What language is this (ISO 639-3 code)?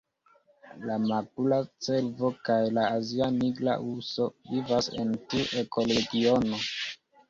epo